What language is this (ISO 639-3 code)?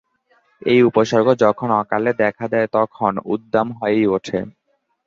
ben